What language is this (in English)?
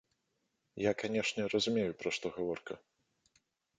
Belarusian